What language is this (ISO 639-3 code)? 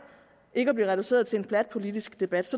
dan